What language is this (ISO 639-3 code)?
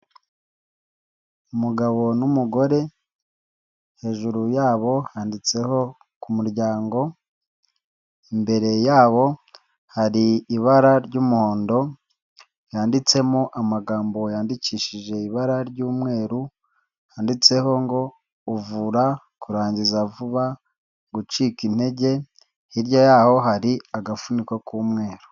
kin